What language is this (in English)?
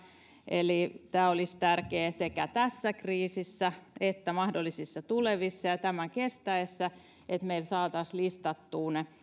Finnish